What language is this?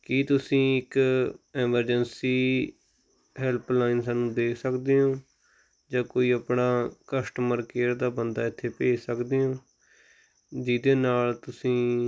Punjabi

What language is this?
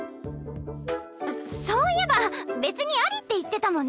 Japanese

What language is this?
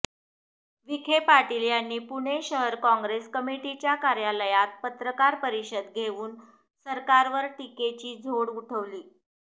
Marathi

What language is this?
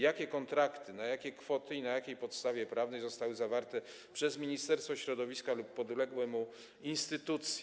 Polish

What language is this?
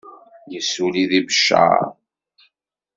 Kabyle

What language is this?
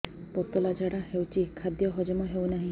Odia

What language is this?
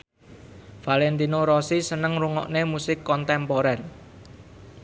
Javanese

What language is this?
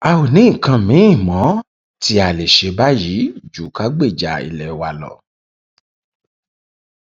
Yoruba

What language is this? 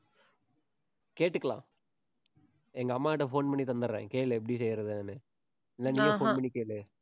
Tamil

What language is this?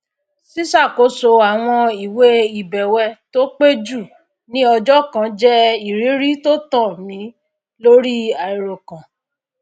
Yoruba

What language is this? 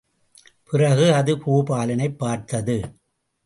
Tamil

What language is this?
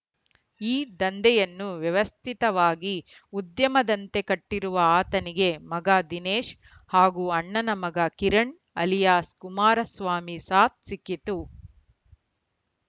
Kannada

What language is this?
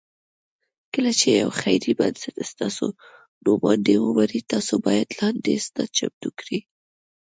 Pashto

